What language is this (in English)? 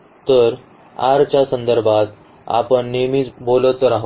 Marathi